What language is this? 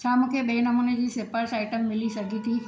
Sindhi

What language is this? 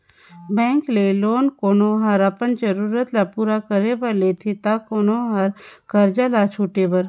Chhattisgarhi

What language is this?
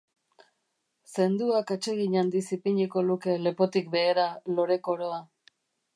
Basque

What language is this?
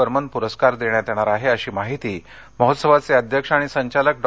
Marathi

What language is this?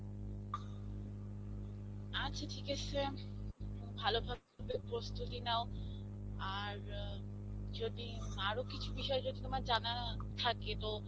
Bangla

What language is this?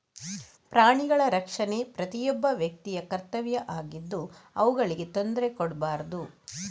Kannada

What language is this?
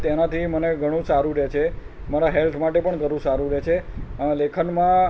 Gujarati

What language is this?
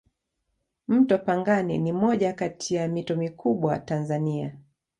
Swahili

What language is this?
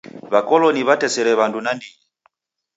Taita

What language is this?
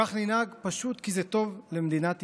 Hebrew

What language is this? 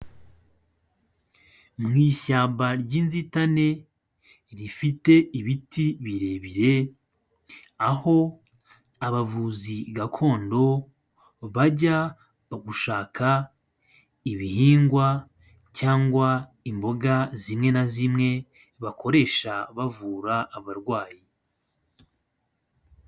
Kinyarwanda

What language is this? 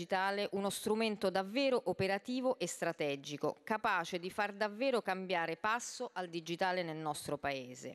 Italian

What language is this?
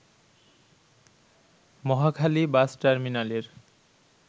Bangla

